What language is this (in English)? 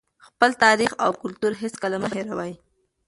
Pashto